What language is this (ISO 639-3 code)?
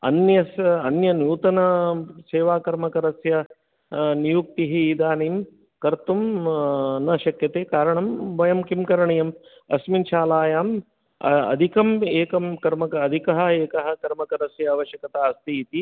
san